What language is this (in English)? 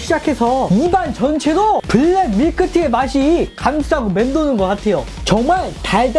Korean